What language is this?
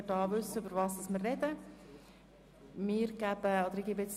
Swiss German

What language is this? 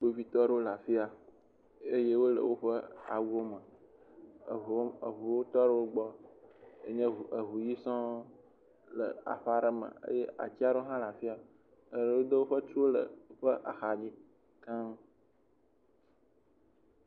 Ewe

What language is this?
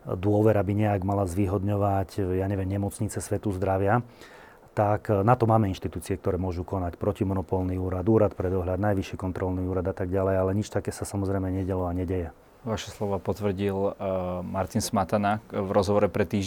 Slovak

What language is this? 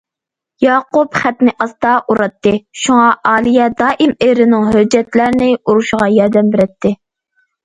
Uyghur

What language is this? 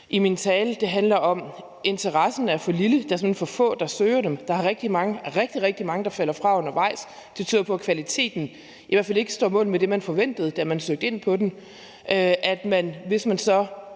Danish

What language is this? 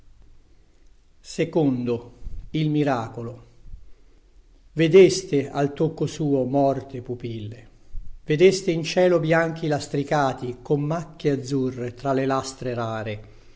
Italian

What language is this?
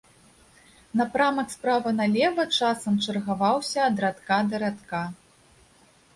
Belarusian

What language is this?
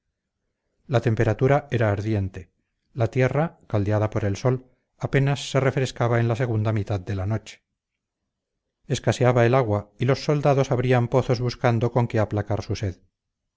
Spanish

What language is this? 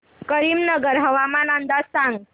Marathi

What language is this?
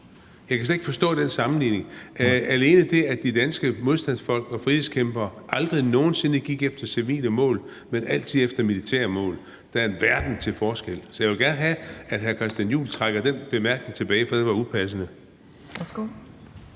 Danish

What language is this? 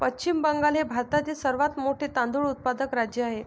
Marathi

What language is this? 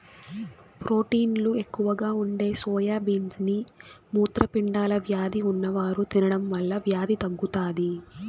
Telugu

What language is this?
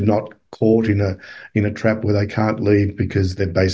Indonesian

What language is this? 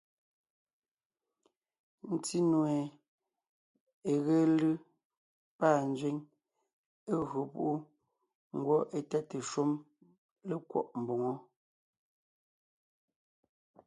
Ngiemboon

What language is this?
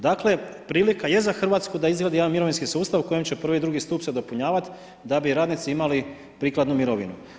Croatian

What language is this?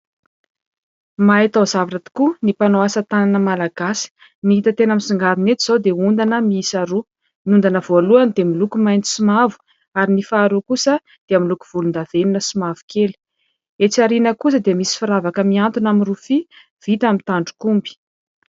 Malagasy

